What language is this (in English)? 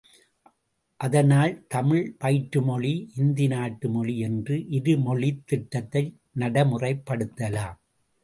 Tamil